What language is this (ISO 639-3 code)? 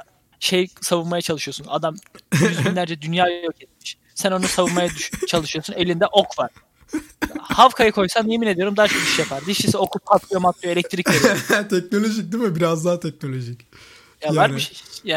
tur